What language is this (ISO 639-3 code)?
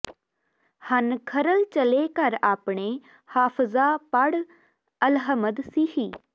pan